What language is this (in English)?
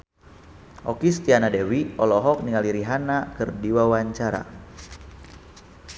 Sundanese